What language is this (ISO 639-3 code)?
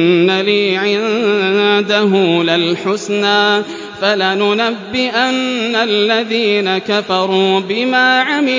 ara